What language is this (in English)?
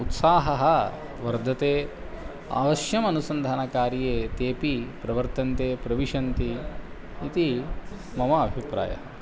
Sanskrit